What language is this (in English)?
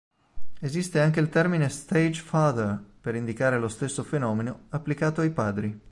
Italian